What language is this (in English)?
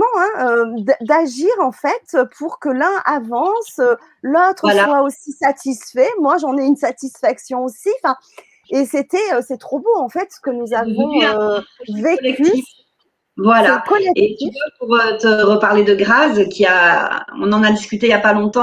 French